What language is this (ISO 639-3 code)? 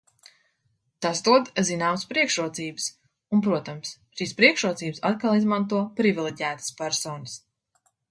lav